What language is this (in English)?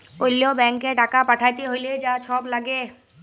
Bangla